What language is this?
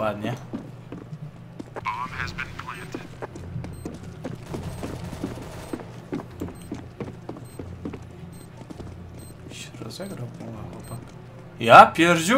Polish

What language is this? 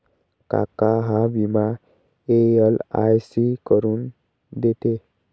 Marathi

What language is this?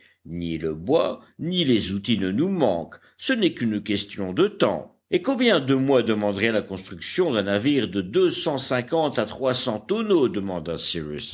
French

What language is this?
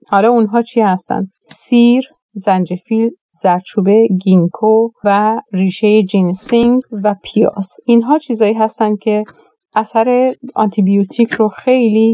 Persian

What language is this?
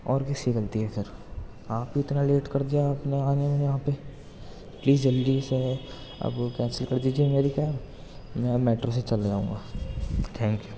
Urdu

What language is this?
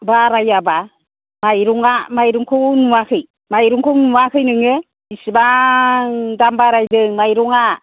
Bodo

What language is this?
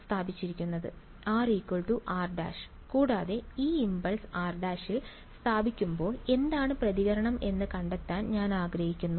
Malayalam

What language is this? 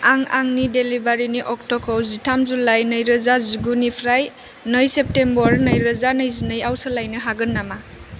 Bodo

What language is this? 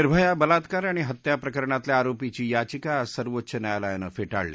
Marathi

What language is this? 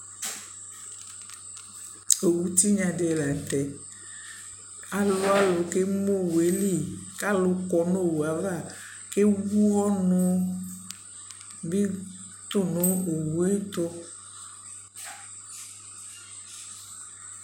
Ikposo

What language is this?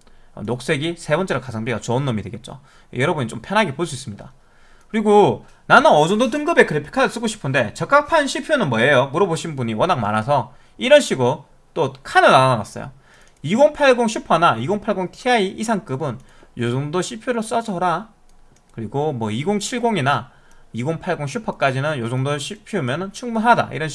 Korean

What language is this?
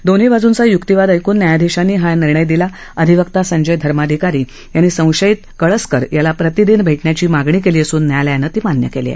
Marathi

